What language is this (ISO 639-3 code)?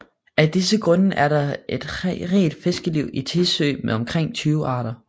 dan